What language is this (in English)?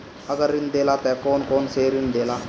Bhojpuri